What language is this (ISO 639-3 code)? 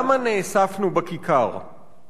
heb